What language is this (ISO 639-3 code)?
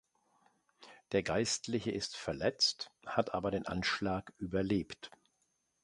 deu